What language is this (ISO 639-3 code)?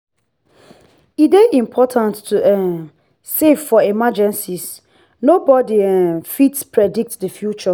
pcm